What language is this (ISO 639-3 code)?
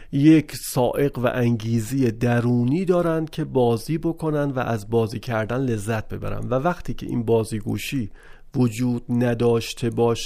fas